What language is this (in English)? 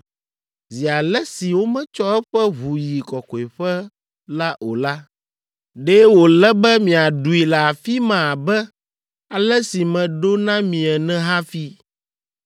Ewe